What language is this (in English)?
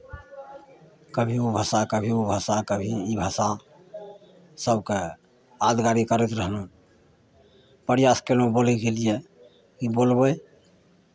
Maithili